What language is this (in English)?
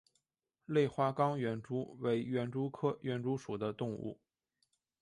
Chinese